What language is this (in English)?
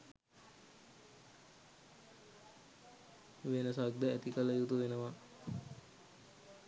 Sinhala